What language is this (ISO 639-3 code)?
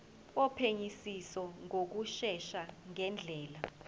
zul